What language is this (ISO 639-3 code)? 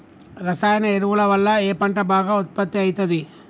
tel